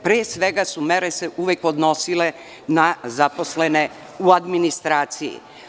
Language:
Serbian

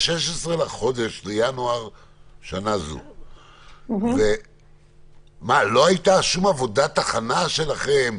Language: Hebrew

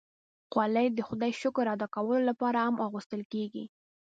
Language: Pashto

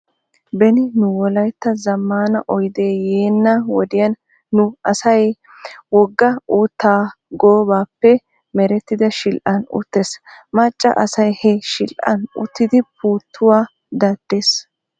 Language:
Wolaytta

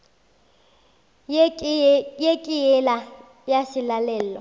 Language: Northern Sotho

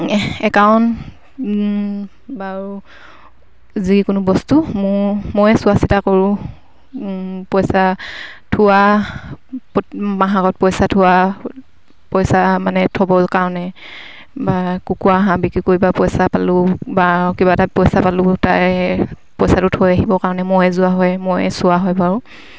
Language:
Assamese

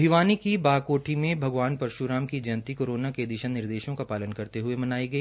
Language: Hindi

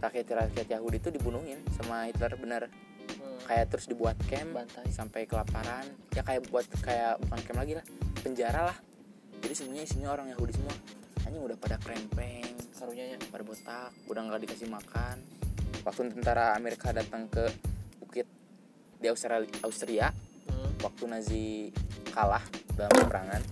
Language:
Indonesian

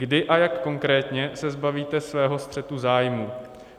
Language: Czech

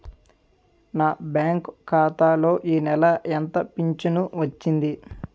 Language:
Telugu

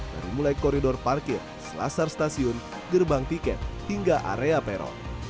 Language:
Indonesian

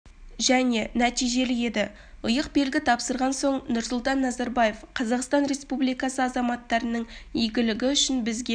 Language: Kazakh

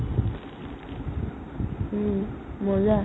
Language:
Assamese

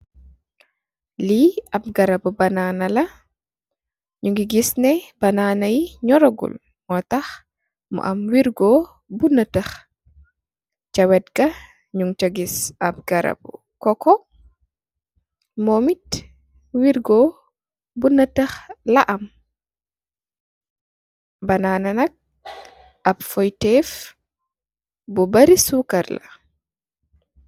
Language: Wolof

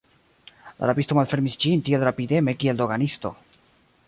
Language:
Esperanto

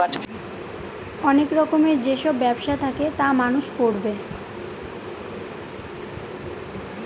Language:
Bangla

